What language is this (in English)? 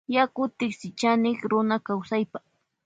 Loja Highland Quichua